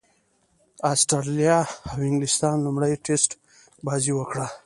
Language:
Pashto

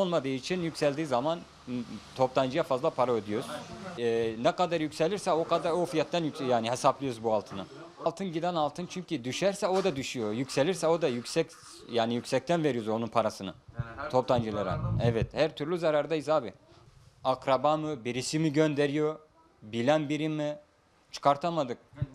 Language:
Turkish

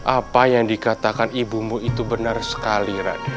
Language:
Indonesian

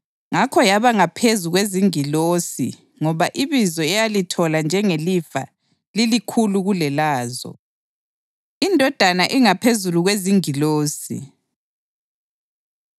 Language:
North Ndebele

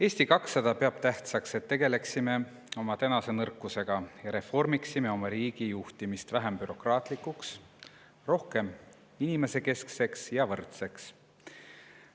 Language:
Estonian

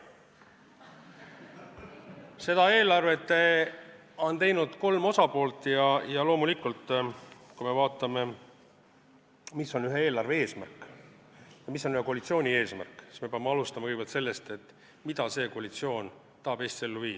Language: Estonian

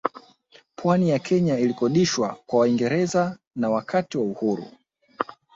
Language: Swahili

